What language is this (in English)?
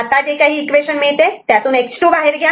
Marathi